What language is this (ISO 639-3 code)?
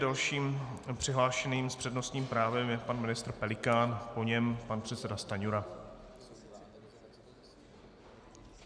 ces